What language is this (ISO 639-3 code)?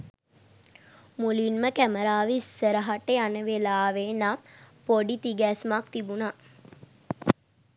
sin